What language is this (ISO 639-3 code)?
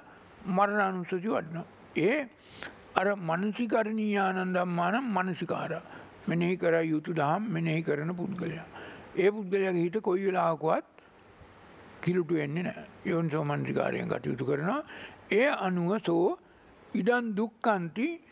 hin